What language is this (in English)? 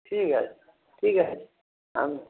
Bangla